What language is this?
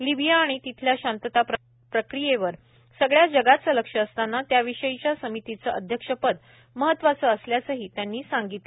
Marathi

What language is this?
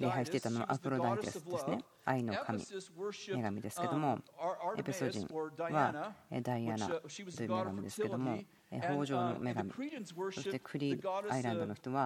Japanese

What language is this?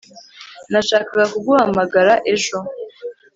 Kinyarwanda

